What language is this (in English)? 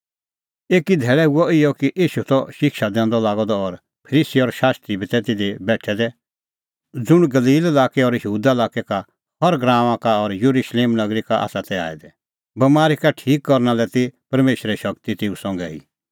Kullu Pahari